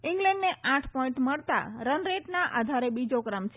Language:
Gujarati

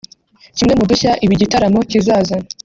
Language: Kinyarwanda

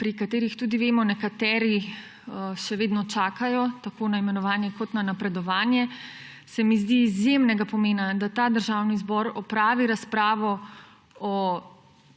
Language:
Slovenian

